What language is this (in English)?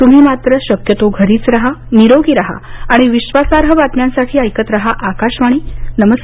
Marathi